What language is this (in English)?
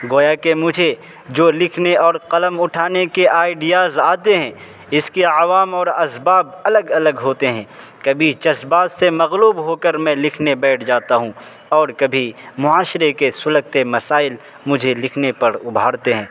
Urdu